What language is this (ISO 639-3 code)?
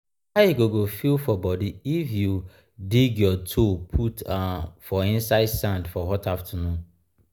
pcm